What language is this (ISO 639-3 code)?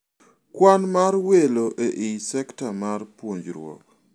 luo